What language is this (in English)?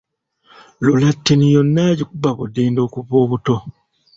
Ganda